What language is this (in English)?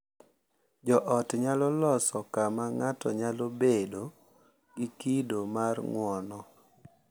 Luo (Kenya and Tanzania)